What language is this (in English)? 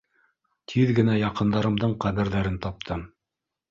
Bashkir